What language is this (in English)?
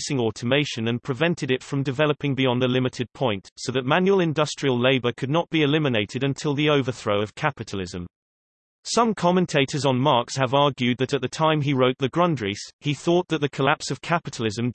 English